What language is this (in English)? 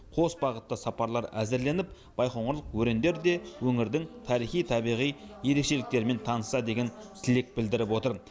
Kazakh